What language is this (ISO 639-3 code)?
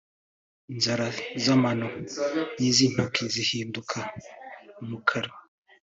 kin